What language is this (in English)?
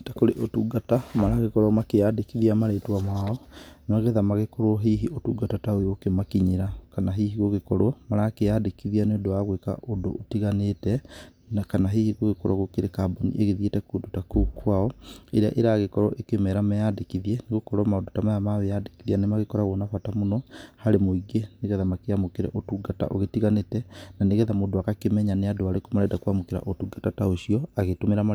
Kikuyu